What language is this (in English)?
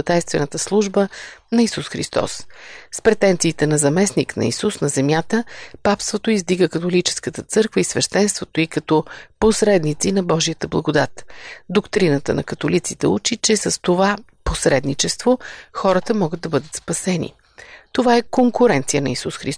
Bulgarian